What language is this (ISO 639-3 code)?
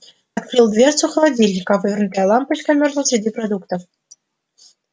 rus